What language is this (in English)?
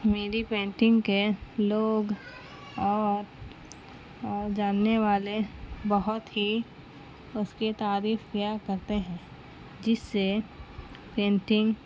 Urdu